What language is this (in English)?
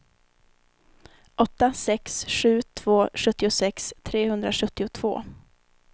Swedish